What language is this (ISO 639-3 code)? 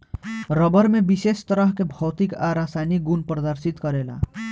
bho